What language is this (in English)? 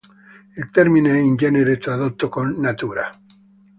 Italian